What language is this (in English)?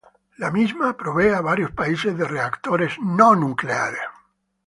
Spanish